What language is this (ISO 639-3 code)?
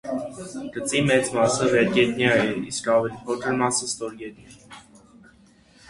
hye